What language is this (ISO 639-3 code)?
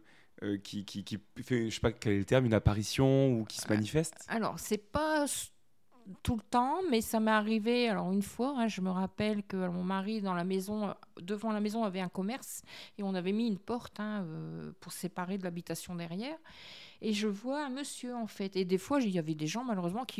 fra